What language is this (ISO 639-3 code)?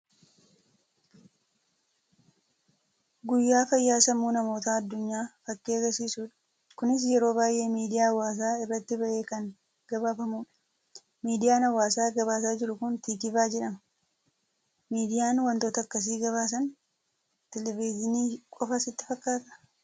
orm